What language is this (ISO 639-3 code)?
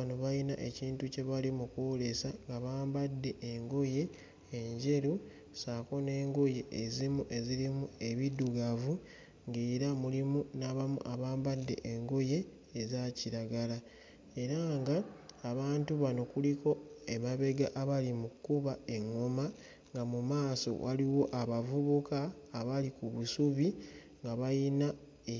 lug